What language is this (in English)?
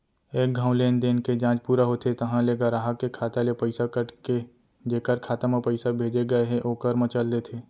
Chhattisgarhi